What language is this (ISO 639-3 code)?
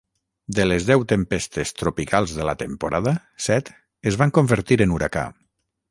cat